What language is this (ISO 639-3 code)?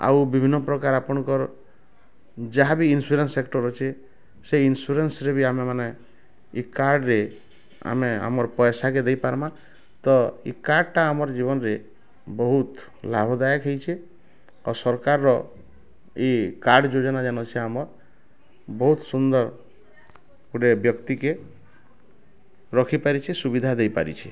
ori